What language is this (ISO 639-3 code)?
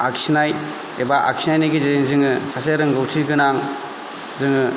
brx